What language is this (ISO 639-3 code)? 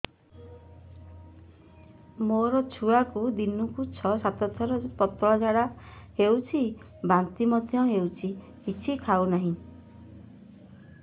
ori